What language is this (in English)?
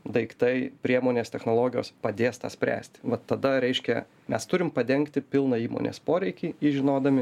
Lithuanian